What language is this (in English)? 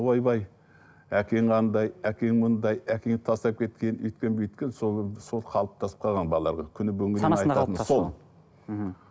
Kazakh